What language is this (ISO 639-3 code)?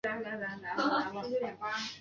zho